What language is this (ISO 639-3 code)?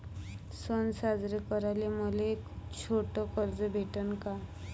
mar